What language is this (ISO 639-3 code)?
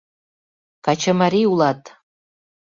chm